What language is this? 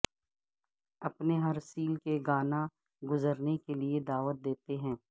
Urdu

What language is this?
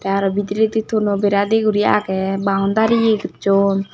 Chakma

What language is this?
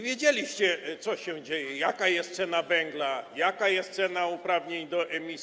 Polish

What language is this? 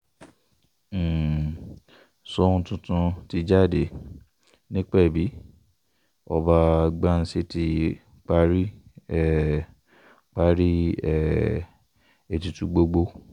Yoruba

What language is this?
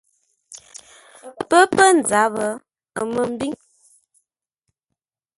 Ngombale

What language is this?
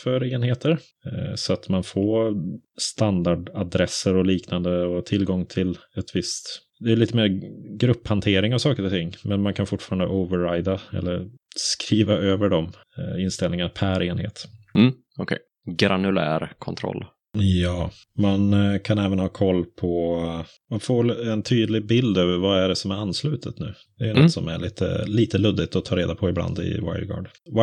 Swedish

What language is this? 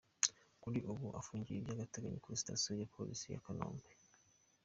Kinyarwanda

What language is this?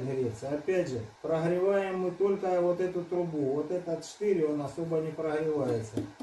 Russian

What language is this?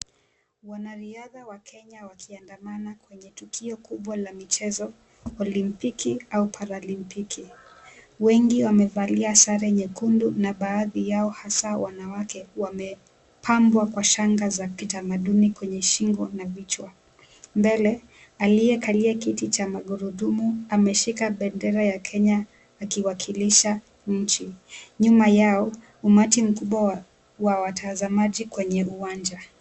Swahili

